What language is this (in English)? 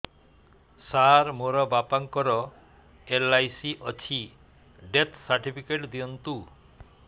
Odia